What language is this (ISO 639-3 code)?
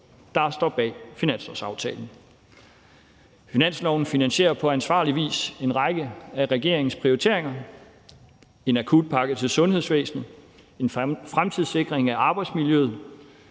dan